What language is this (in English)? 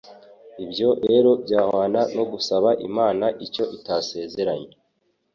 Kinyarwanda